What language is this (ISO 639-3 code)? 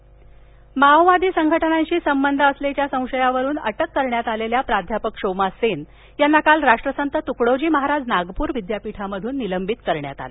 mar